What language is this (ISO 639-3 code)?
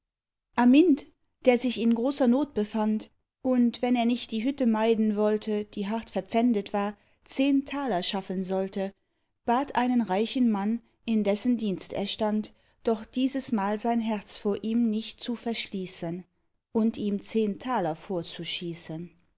deu